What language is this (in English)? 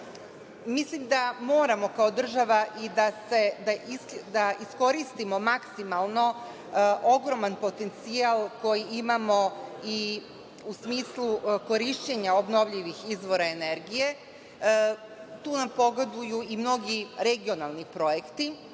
Serbian